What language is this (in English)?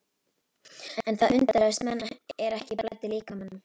Icelandic